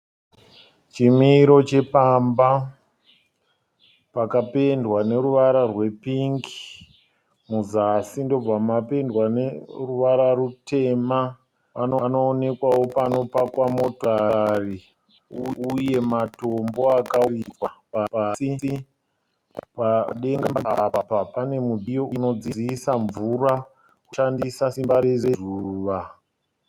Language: Shona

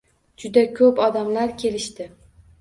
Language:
Uzbek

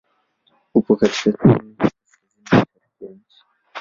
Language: Swahili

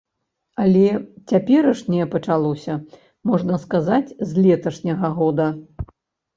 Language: Belarusian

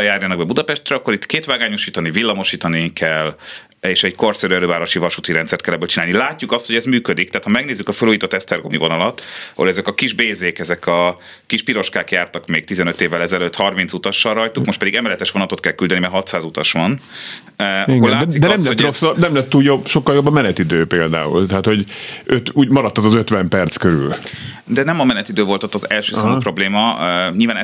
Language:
Hungarian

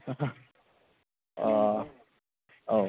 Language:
Bodo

